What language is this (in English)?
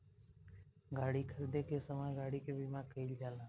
Bhojpuri